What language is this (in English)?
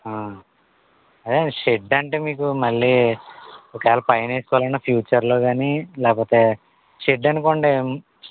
Telugu